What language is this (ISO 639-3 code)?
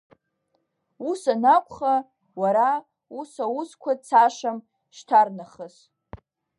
abk